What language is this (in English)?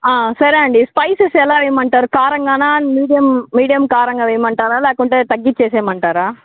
Telugu